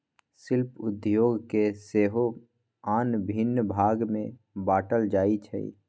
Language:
Magahi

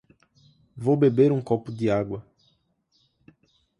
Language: Portuguese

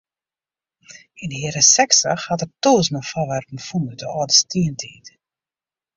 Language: Western Frisian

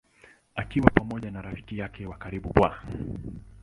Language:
Swahili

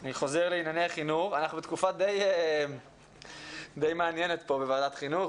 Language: Hebrew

